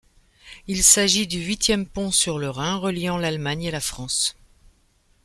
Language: French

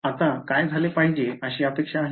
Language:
Marathi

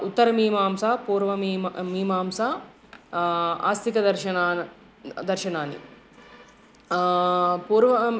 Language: Sanskrit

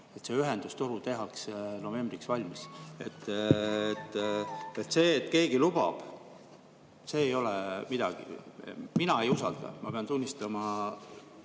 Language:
Estonian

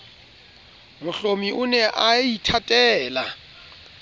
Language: Southern Sotho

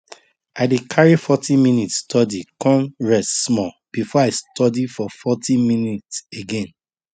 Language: Nigerian Pidgin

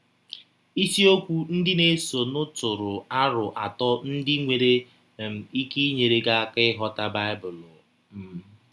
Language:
Igbo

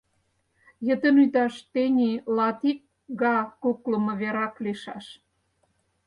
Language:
Mari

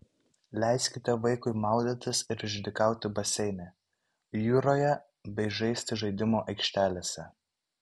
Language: Lithuanian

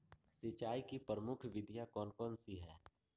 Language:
Magahi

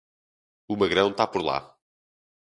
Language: Portuguese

